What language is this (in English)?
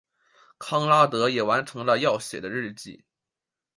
Chinese